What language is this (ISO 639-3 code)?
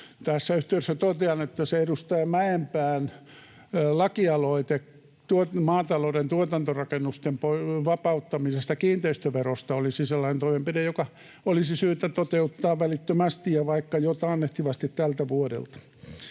fin